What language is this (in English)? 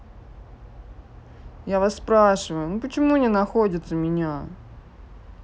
Russian